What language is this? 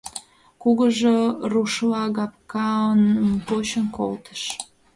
Mari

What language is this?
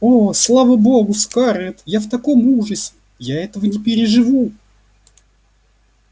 Russian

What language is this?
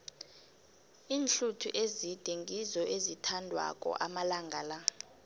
South Ndebele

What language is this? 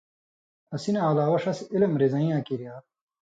Indus Kohistani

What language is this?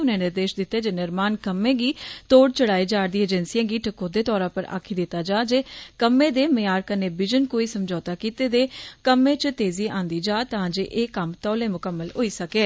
Dogri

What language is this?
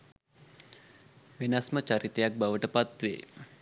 Sinhala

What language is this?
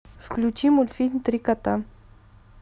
Russian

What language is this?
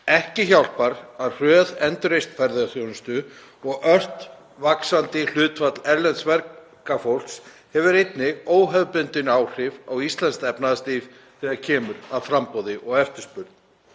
Icelandic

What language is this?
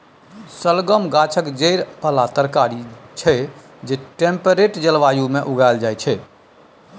Maithili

